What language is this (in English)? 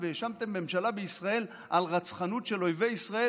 Hebrew